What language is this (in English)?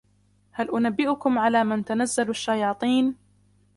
Arabic